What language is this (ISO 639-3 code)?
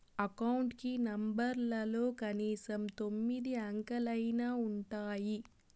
tel